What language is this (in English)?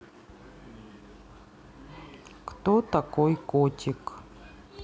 Russian